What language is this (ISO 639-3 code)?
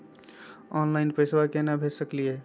mag